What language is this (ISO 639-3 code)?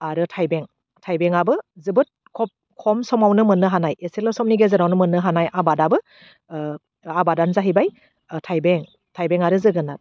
brx